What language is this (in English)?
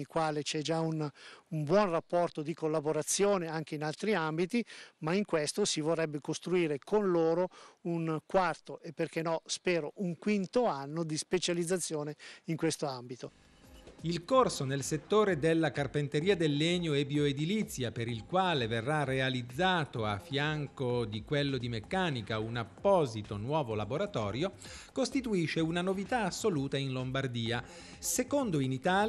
Italian